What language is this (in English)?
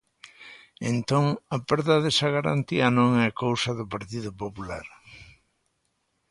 Galician